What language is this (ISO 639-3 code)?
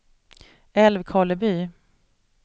swe